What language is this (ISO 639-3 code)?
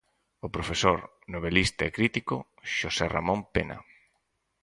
glg